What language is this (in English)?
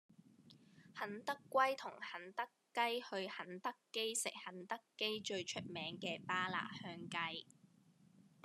Cantonese